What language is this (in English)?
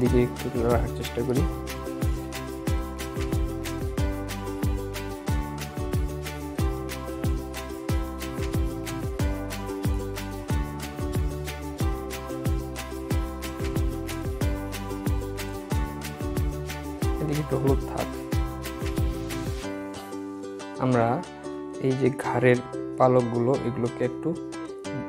Romanian